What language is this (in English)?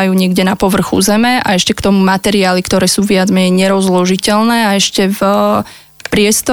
Slovak